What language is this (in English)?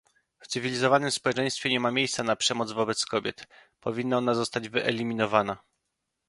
Polish